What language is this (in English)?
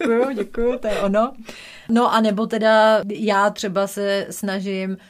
Czech